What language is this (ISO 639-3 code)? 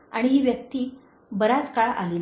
mar